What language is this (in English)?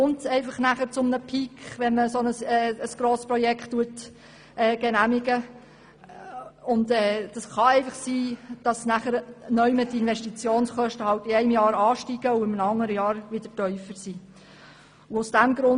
Swiss German